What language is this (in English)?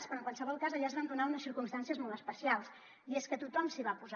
Catalan